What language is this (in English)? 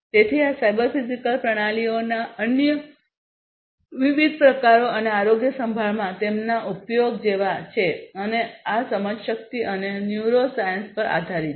Gujarati